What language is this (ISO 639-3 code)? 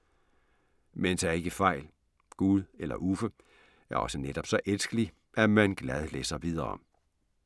dan